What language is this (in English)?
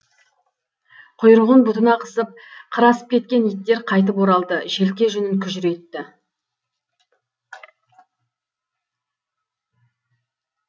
Kazakh